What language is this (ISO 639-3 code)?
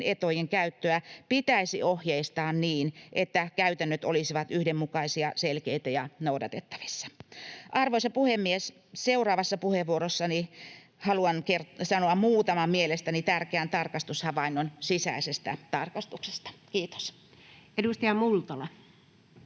fin